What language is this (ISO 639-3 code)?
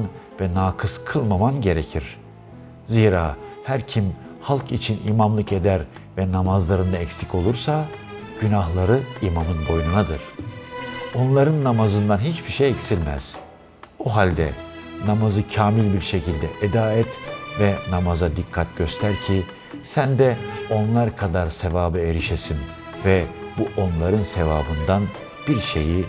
tur